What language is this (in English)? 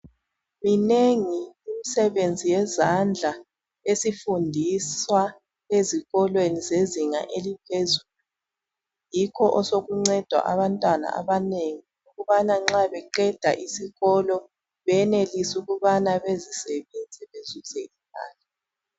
North Ndebele